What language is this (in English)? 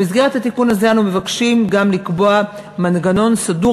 Hebrew